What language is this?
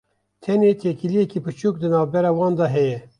Kurdish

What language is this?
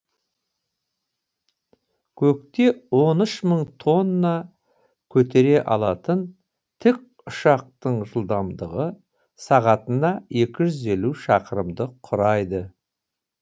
Kazakh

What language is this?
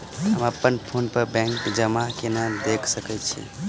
Maithili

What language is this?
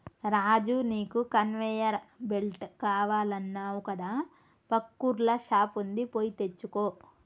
Telugu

